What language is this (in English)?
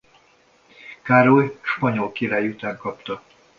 Hungarian